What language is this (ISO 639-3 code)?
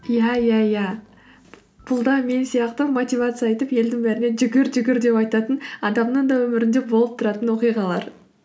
kaz